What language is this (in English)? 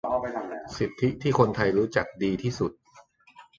Thai